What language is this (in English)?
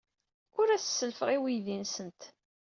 Kabyle